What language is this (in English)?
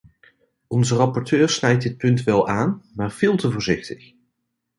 Dutch